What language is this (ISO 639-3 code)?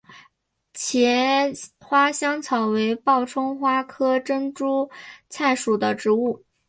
zho